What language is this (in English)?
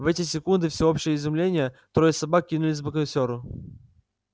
Russian